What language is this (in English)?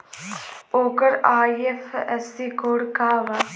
Bhojpuri